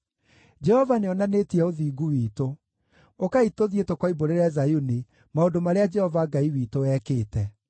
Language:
Kikuyu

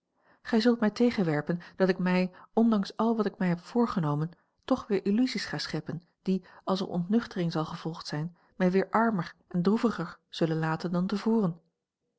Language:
Dutch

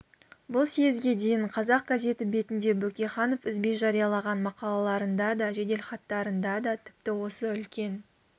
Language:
Kazakh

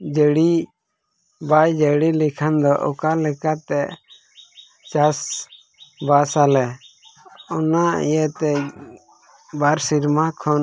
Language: Santali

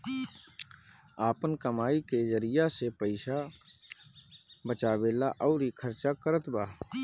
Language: Bhojpuri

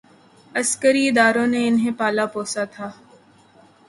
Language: Urdu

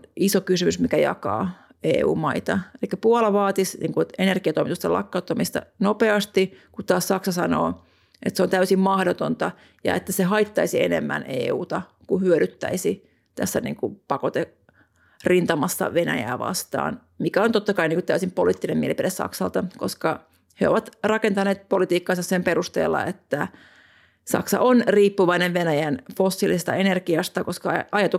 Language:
Finnish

